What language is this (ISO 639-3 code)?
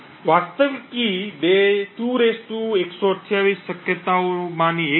guj